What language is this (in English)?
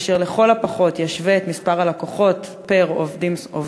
Hebrew